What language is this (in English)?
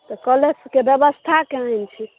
Maithili